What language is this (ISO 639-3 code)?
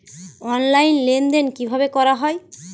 ben